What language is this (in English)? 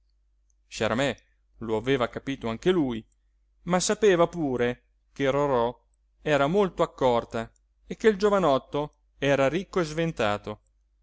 Italian